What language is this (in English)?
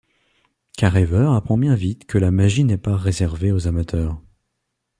French